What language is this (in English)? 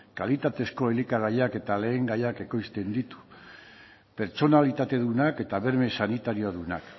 Basque